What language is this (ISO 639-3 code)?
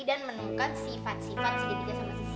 ind